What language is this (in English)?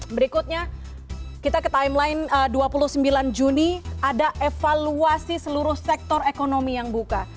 Indonesian